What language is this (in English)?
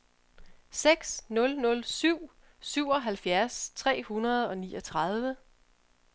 Danish